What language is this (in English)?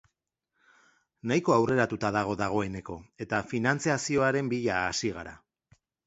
Basque